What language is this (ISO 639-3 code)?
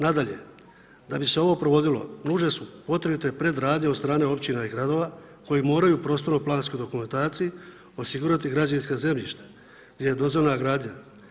hrv